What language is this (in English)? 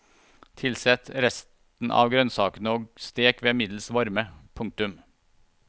Norwegian